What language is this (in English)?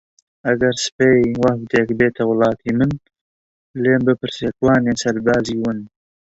Central Kurdish